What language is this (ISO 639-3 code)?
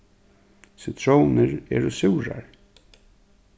fao